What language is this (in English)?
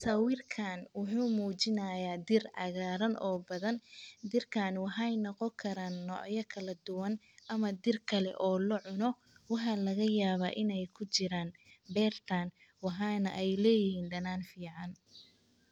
Somali